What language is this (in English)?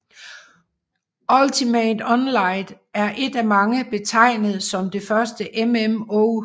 Danish